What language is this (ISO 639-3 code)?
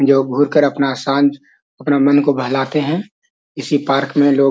mag